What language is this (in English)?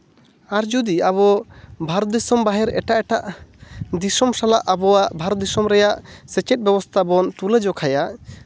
Santali